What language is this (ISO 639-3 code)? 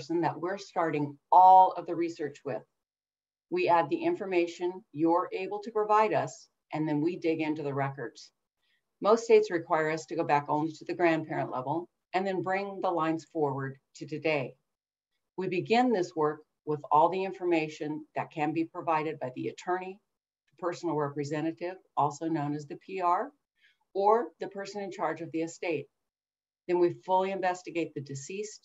eng